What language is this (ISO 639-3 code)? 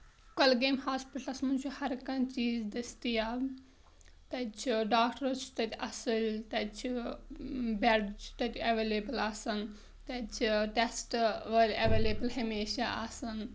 kas